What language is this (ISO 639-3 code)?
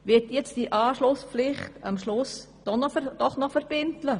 gsw